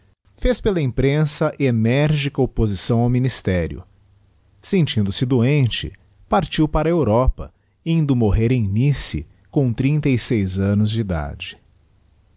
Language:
Portuguese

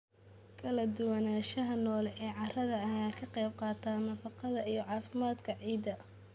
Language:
Somali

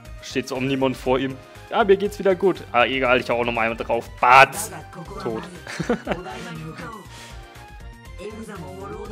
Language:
German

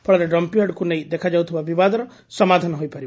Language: Odia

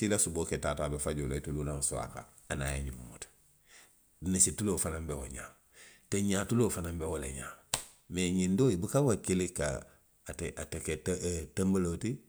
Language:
Western Maninkakan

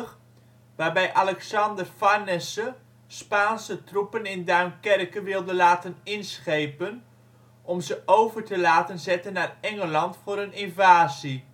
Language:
Dutch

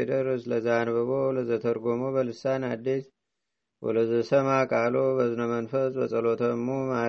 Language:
Amharic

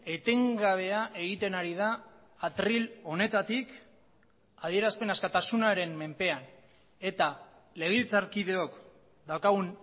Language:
Basque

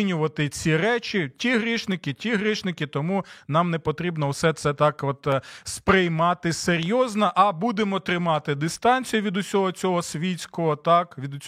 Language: Ukrainian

